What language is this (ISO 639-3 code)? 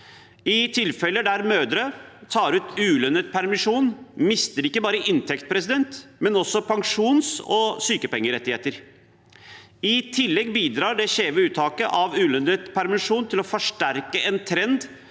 nor